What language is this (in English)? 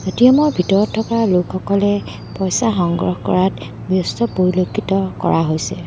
Assamese